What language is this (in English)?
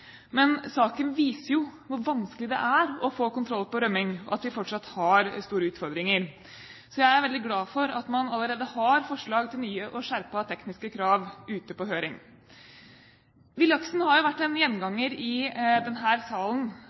Norwegian Bokmål